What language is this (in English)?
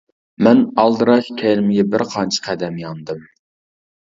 Uyghur